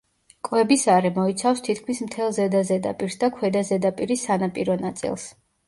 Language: Georgian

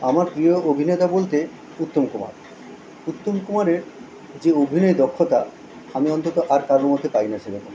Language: Bangla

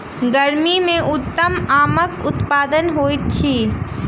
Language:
Maithili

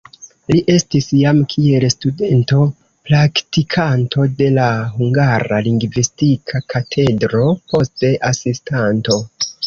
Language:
Esperanto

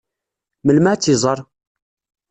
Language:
Kabyle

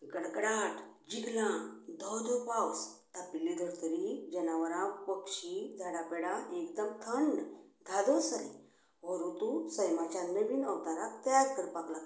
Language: Konkani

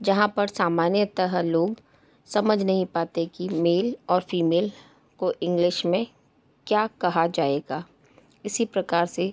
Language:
Hindi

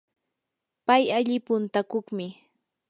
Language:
Yanahuanca Pasco Quechua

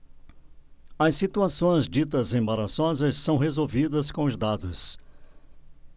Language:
Portuguese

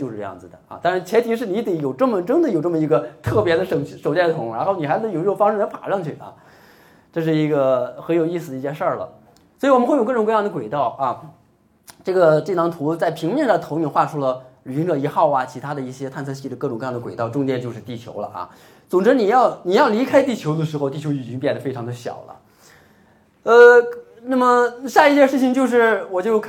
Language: Chinese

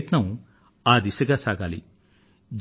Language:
Telugu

